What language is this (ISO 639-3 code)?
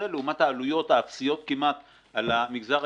heb